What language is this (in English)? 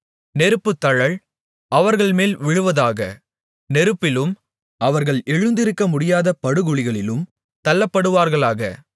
Tamil